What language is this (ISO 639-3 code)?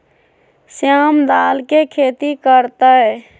mag